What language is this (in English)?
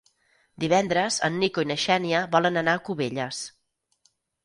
Catalan